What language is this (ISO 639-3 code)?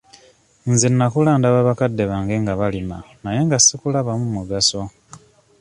lug